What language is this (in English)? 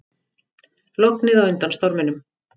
Icelandic